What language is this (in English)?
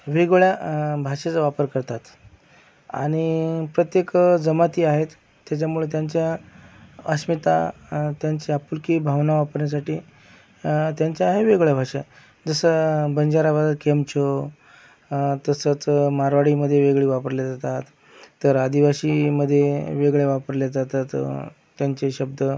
Marathi